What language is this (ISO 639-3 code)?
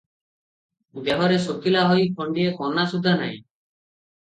ori